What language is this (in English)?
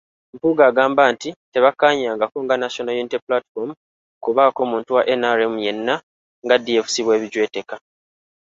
Ganda